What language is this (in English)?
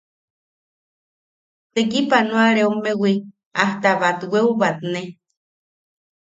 Yaqui